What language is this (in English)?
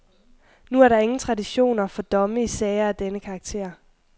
Danish